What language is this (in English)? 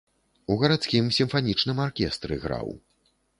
Belarusian